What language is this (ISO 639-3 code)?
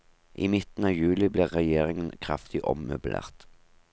nor